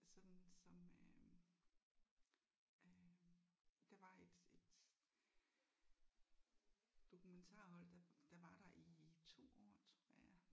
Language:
Danish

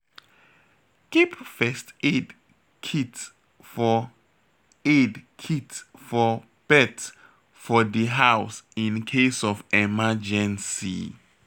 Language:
Nigerian Pidgin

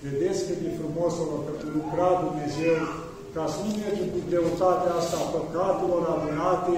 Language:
Romanian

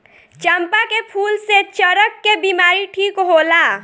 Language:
Bhojpuri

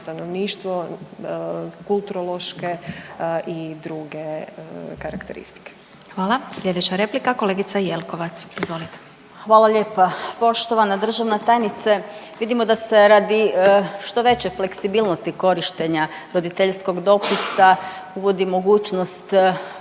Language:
Croatian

